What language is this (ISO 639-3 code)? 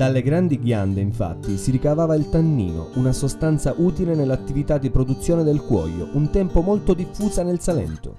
ita